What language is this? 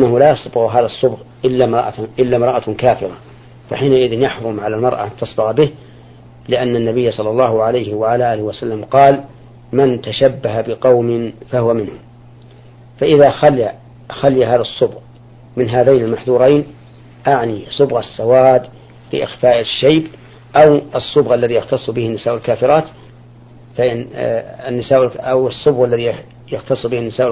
Arabic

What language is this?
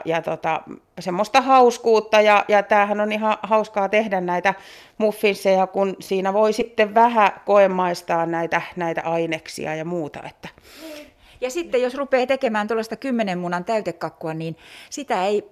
Finnish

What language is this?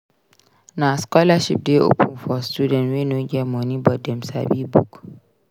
Nigerian Pidgin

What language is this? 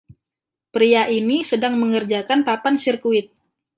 Indonesian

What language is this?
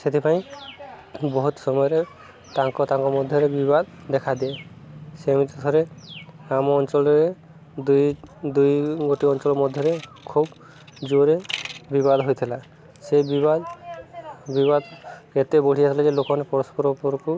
Odia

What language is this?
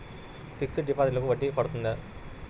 Telugu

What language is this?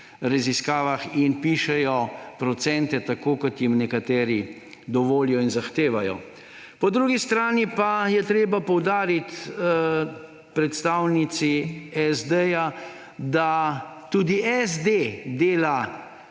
Slovenian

